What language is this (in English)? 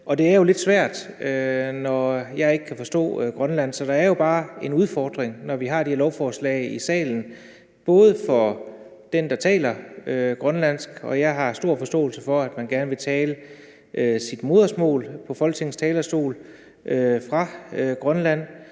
Danish